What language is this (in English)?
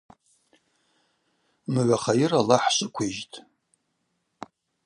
Abaza